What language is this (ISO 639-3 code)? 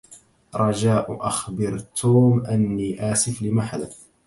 ara